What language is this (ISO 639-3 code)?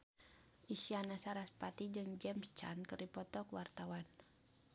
sun